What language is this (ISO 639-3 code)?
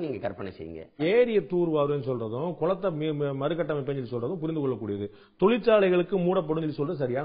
tam